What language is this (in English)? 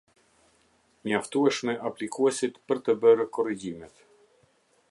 Albanian